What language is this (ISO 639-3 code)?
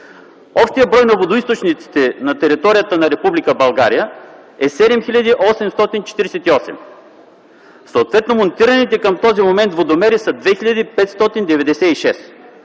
bul